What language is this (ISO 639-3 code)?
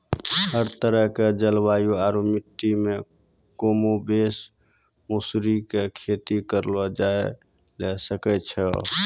mai